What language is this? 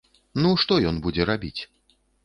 Belarusian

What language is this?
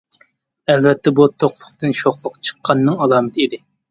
Uyghur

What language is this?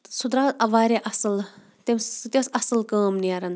Kashmiri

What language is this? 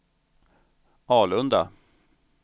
Swedish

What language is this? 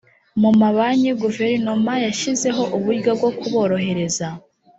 Kinyarwanda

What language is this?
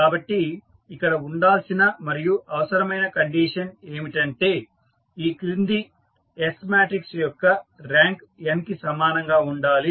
Telugu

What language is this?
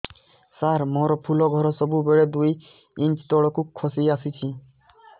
Odia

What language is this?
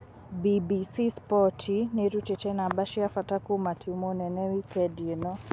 Kikuyu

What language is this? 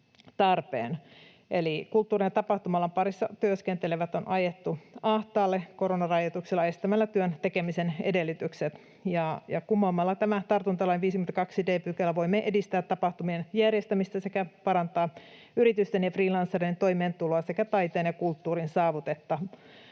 Finnish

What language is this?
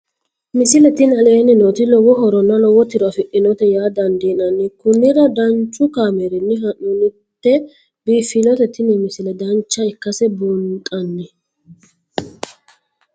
Sidamo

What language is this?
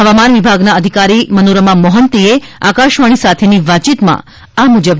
Gujarati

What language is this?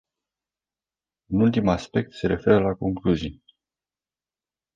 Romanian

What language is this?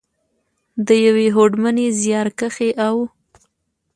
Pashto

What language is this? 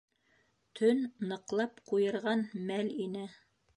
Bashkir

